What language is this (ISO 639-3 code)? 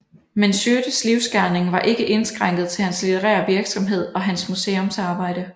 dan